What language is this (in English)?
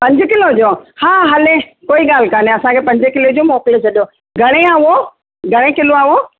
Sindhi